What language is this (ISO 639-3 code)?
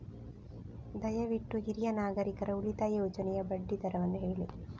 kan